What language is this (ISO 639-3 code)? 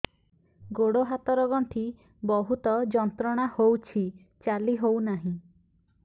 ori